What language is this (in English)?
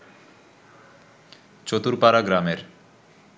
Bangla